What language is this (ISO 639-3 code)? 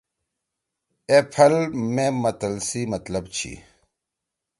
trw